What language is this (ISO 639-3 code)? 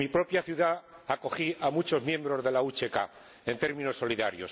spa